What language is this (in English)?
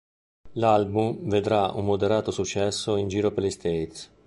Italian